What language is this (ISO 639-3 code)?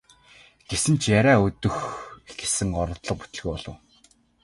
mon